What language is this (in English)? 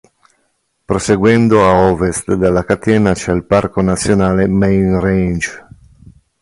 Italian